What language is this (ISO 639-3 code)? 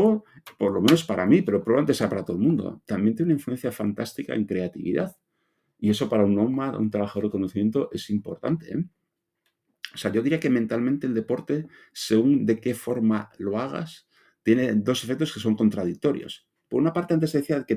spa